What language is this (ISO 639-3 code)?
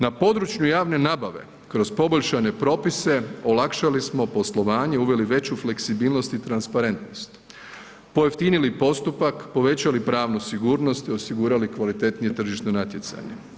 hrv